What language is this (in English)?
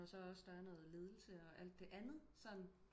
Danish